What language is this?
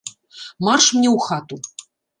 Belarusian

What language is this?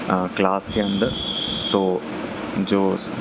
Urdu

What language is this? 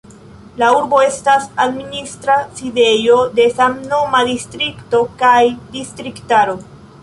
Esperanto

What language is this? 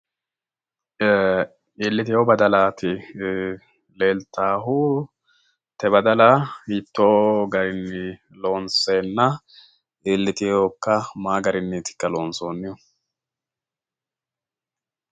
Sidamo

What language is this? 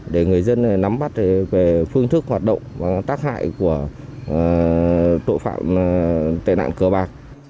Vietnamese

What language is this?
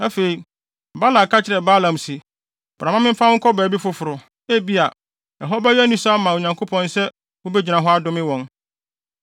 Akan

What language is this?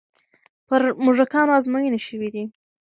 Pashto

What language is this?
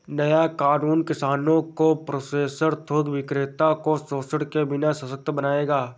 Hindi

